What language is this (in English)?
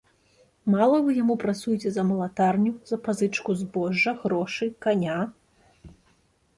Belarusian